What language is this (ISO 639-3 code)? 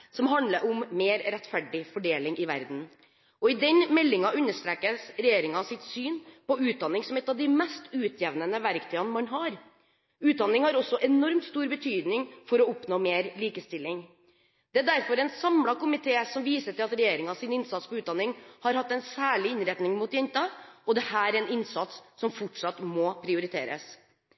nob